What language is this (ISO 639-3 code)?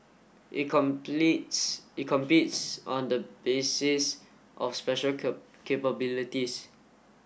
eng